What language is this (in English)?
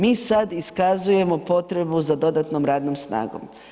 Croatian